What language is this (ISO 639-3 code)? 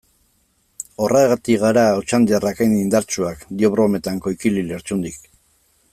eus